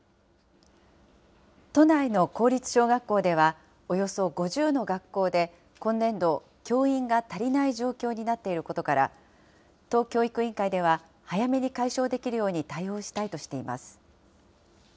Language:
Japanese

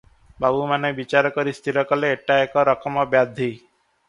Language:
Odia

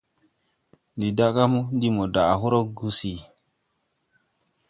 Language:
Tupuri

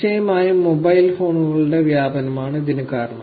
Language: Malayalam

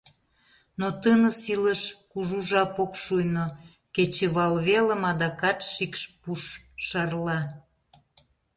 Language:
Mari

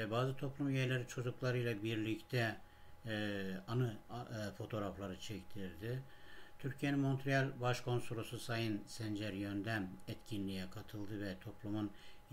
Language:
Turkish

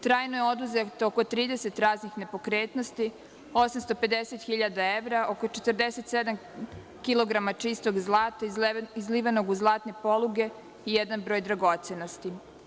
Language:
Serbian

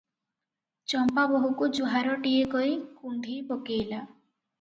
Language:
Odia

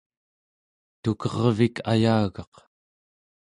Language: Central Yupik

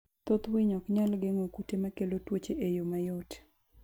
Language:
Luo (Kenya and Tanzania)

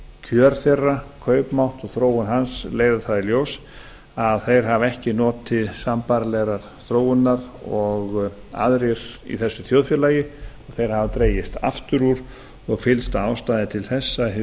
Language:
Icelandic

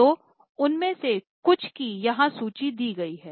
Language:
Hindi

